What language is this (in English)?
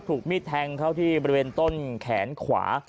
Thai